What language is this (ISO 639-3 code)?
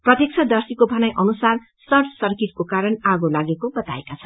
nep